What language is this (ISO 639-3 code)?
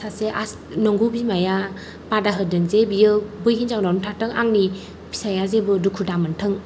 brx